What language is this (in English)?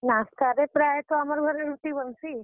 Odia